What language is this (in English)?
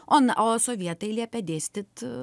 Lithuanian